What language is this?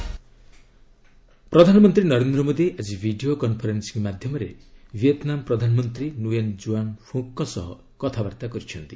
Odia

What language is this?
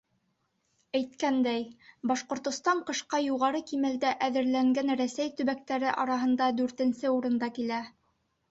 Bashkir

